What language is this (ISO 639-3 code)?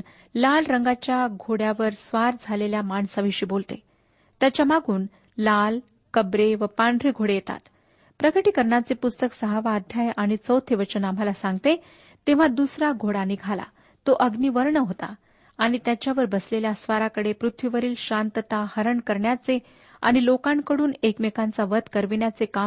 mar